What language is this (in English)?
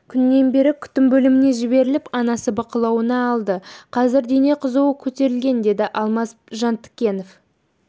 Kazakh